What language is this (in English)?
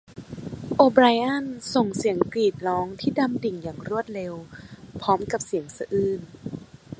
Thai